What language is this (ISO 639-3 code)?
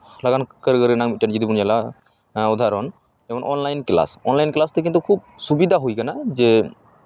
sat